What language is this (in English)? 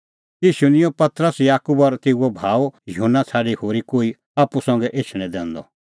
Kullu Pahari